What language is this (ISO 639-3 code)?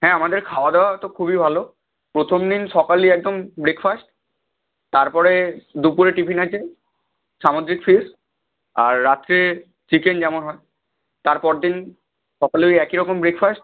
ben